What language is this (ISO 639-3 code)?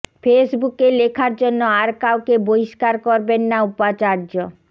ben